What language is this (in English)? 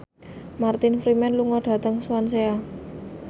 Javanese